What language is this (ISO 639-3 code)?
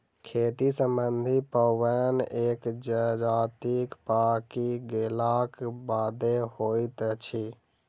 mai